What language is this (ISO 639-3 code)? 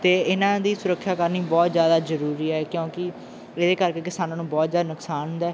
pan